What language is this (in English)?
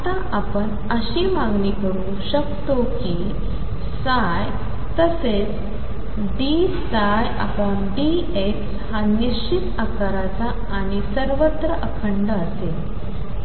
Marathi